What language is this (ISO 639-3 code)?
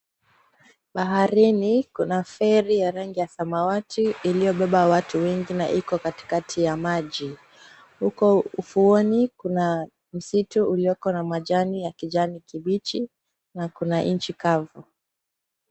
swa